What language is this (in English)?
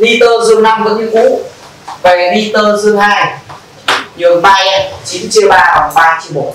Vietnamese